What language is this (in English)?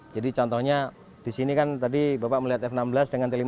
Indonesian